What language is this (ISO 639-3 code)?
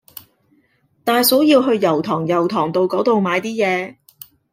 yue